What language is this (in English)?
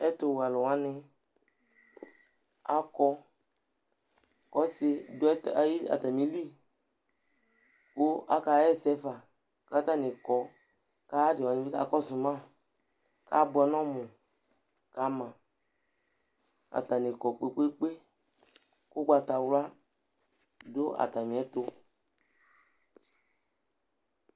Ikposo